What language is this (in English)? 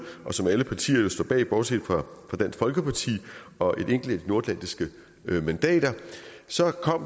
Danish